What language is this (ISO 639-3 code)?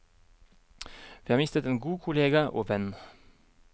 nor